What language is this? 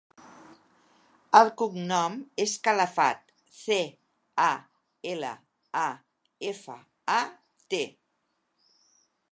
Catalan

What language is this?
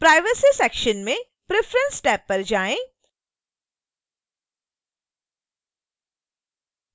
Hindi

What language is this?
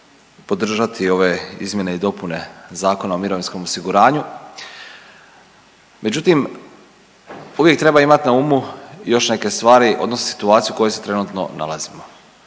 Croatian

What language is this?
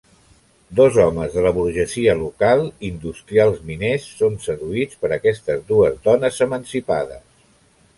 Catalan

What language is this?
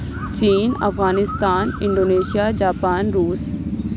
Urdu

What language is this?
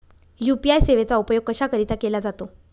Marathi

